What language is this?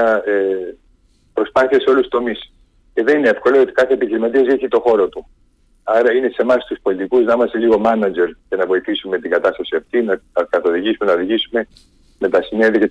Greek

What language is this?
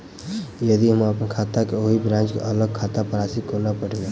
Maithili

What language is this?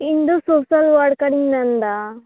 Santali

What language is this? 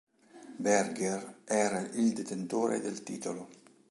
Italian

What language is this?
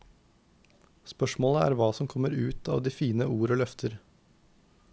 Norwegian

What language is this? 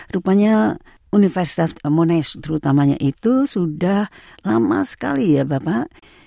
Indonesian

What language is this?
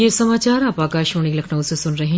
Hindi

